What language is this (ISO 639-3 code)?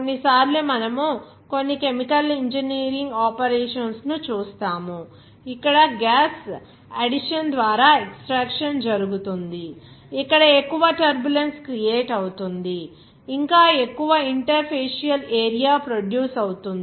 tel